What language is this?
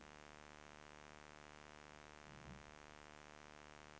Swedish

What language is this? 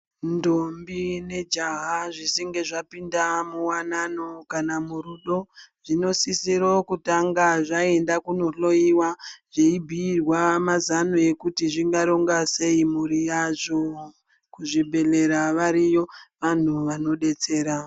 Ndau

